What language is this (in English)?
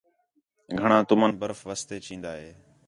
Khetrani